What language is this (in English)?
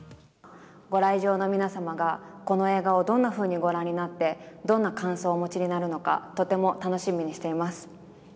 Japanese